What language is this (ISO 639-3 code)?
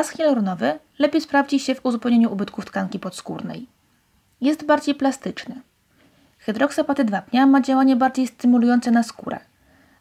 pol